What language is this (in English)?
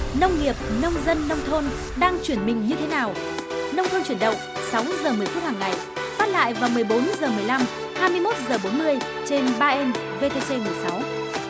Vietnamese